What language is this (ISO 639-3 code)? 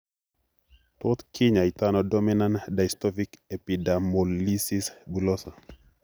kln